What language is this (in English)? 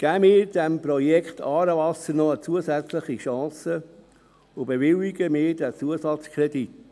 Swiss German